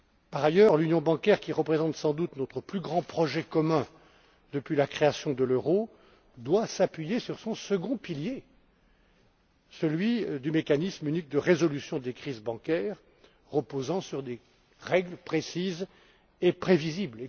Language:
French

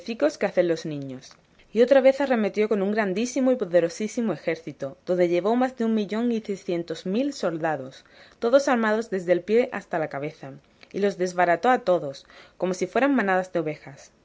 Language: Spanish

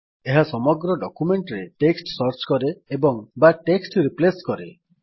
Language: Odia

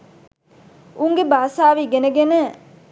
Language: Sinhala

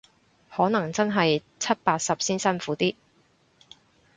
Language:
Cantonese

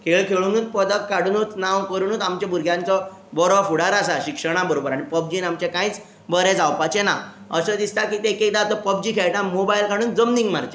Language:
Konkani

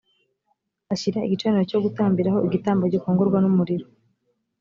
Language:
Kinyarwanda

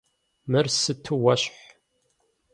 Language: Kabardian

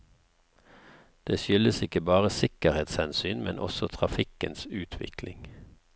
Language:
Norwegian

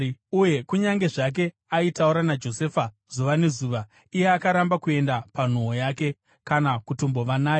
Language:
Shona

